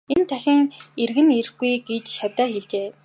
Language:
Mongolian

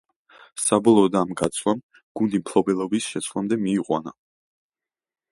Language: Georgian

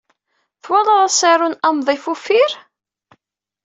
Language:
Kabyle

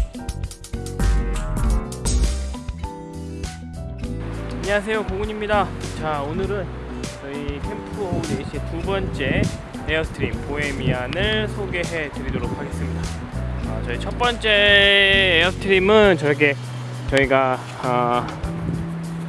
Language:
Korean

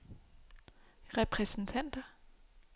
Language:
Danish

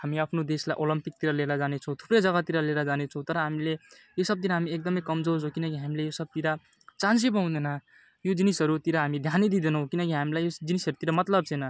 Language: Nepali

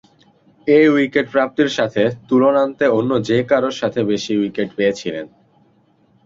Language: Bangla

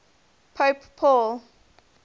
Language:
English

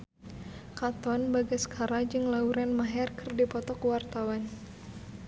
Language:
Sundanese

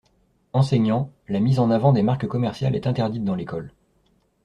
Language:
French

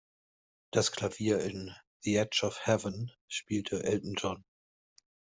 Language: German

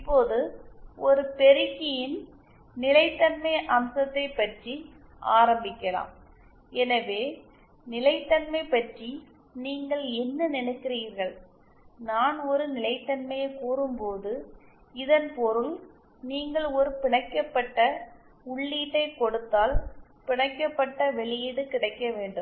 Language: Tamil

